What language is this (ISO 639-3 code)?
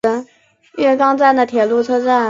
zho